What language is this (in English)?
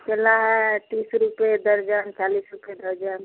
Hindi